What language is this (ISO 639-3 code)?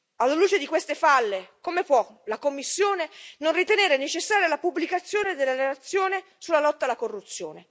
ita